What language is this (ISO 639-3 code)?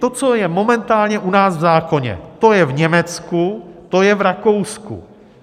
ces